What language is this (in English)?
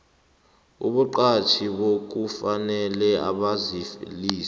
South Ndebele